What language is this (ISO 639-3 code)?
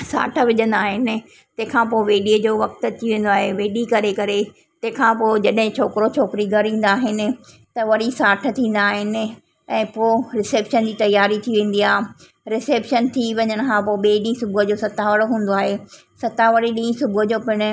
snd